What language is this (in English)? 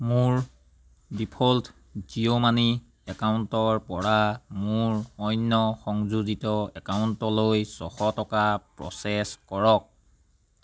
Assamese